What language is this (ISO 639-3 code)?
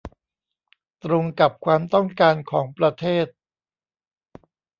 tha